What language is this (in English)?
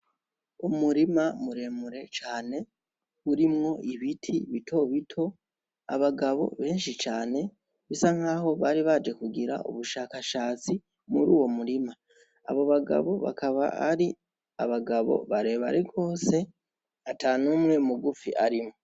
Rundi